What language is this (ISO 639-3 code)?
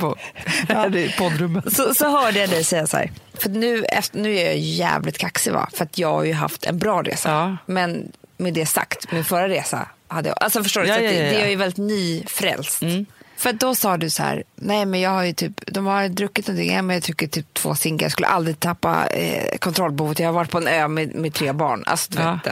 swe